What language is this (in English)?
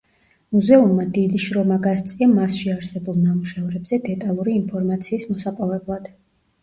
Georgian